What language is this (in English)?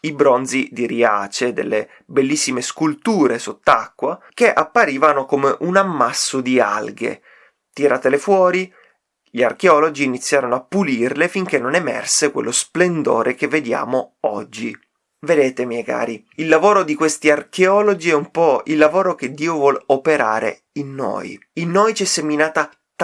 Italian